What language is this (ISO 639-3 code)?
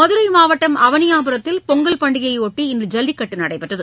tam